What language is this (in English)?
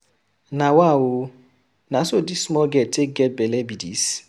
Nigerian Pidgin